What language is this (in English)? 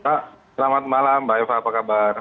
Indonesian